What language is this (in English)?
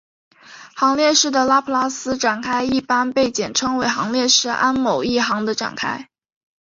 Chinese